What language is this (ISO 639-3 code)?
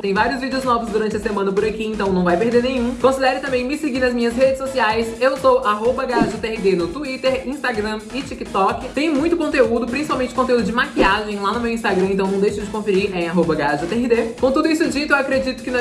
por